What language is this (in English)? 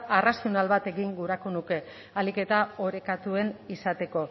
Basque